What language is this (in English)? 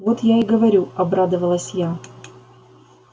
Russian